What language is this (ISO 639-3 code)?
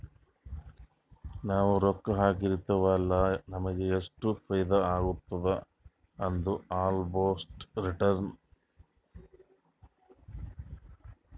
kan